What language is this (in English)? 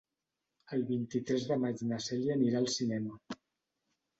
Catalan